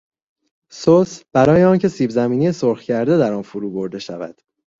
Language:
Persian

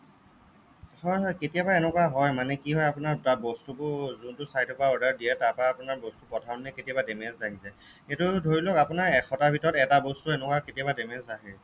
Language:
Assamese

